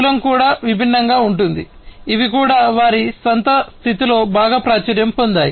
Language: Telugu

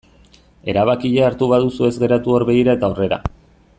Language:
Basque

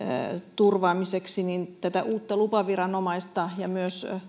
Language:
Finnish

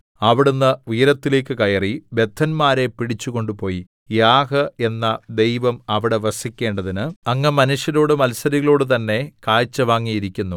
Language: Malayalam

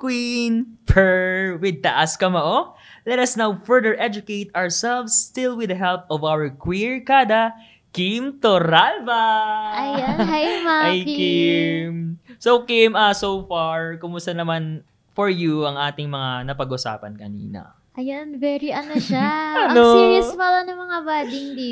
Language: Filipino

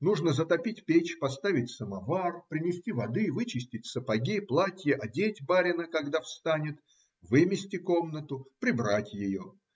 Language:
Russian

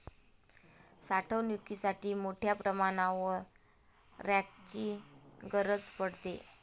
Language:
Marathi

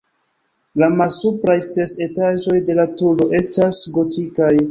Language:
Esperanto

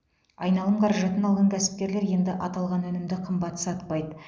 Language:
Kazakh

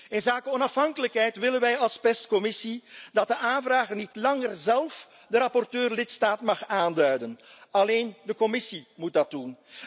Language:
Dutch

